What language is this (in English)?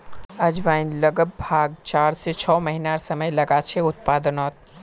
Magahi